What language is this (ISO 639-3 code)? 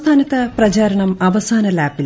mal